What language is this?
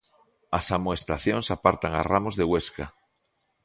Galician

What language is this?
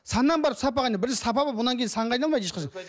Kazakh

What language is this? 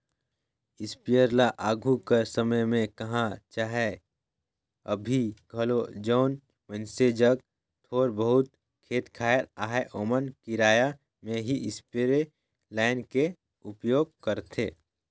Chhattisgarhi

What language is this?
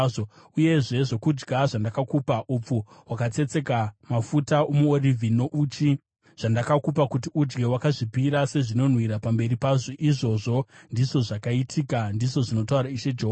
Shona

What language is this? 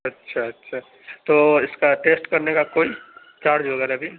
Urdu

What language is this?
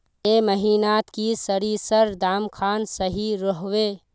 Magahi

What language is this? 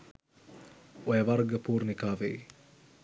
Sinhala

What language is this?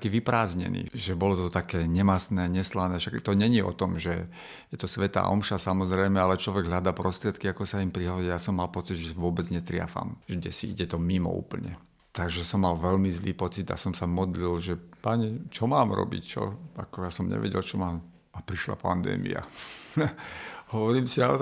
Slovak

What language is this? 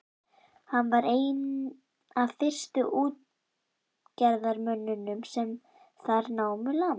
Icelandic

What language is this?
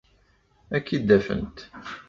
Kabyle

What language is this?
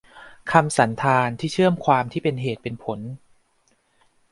Thai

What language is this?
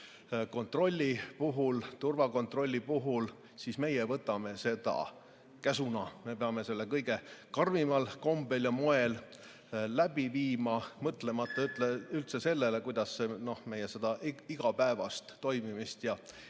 Estonian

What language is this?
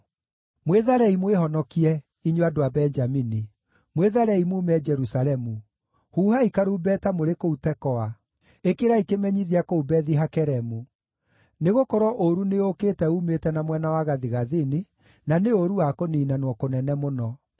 Kikuyu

